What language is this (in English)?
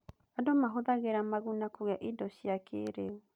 Kikuyu